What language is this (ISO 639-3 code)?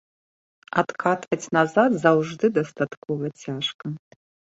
bel